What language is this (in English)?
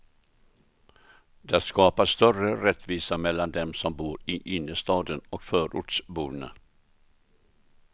Swedish